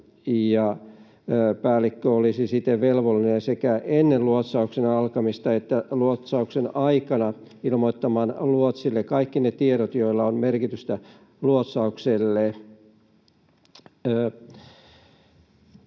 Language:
Finnish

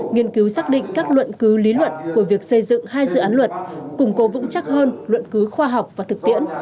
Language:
Vietnamese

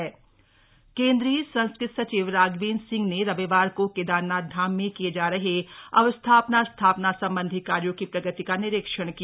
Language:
Hindi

